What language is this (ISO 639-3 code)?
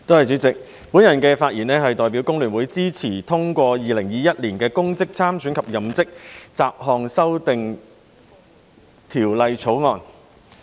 yue